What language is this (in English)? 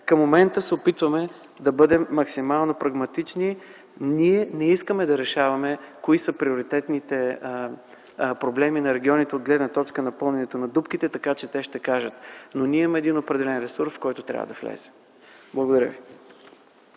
Bulgarian